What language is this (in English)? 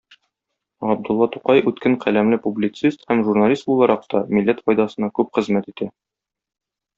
Tatar